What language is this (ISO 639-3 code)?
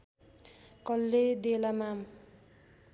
nep